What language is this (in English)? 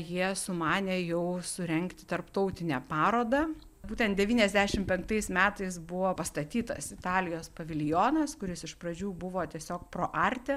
Lithuanian